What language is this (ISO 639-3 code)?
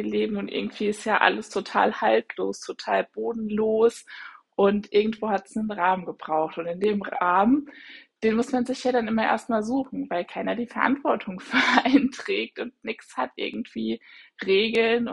deu